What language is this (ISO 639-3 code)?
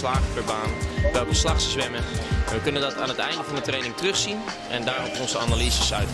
nld